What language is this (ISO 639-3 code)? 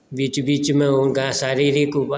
mai